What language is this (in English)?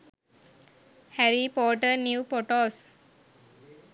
Sinhala